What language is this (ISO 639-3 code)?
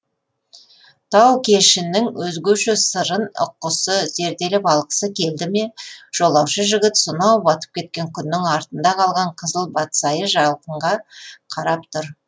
kaz